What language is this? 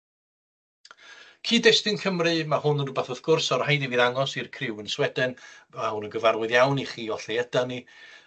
Welsh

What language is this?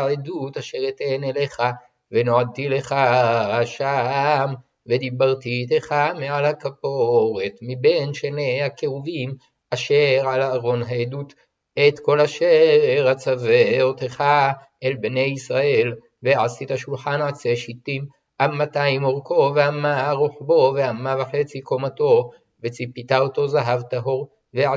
Hebrew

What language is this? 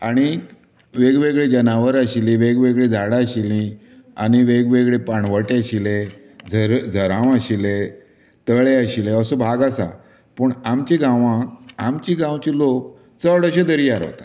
Konkani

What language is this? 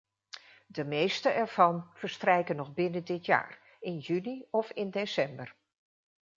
Dutch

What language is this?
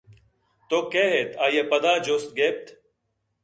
Eastern Balochi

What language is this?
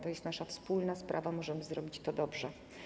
Polish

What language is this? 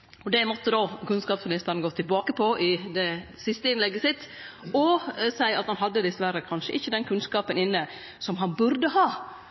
Norwegian Nynorsk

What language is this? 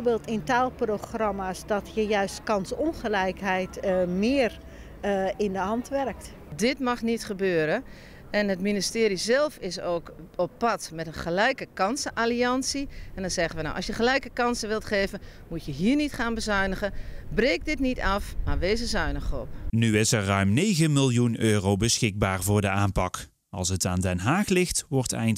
Dutch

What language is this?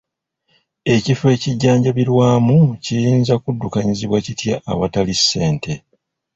Ganda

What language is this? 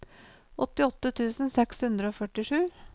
Norwegian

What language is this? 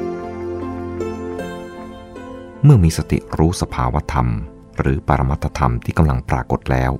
Thai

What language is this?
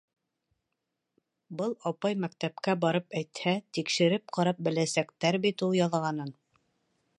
Bashkir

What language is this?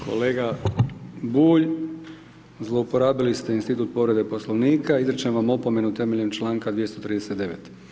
Croatian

